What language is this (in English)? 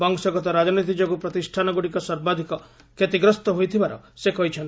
Odia